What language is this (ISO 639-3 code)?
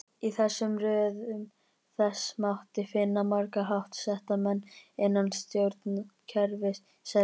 isl